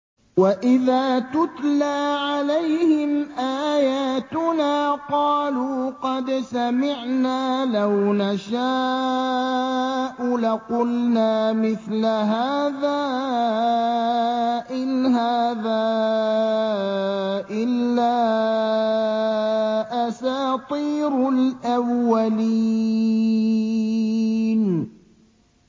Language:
Arabic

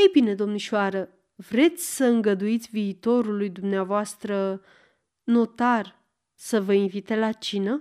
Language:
Romanian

